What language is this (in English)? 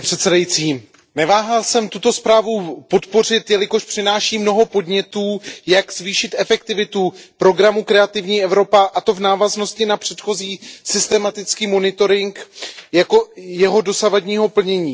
Czech